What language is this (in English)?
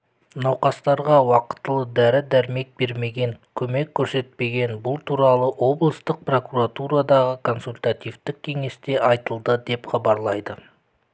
Kazakh